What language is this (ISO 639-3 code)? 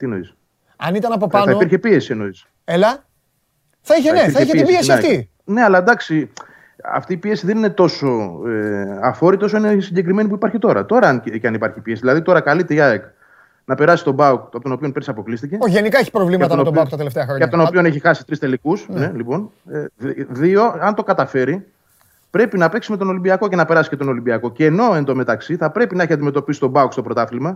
ell